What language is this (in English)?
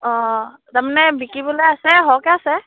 Assamese